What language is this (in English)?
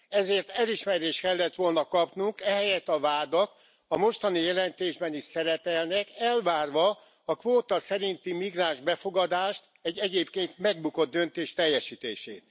Hungarian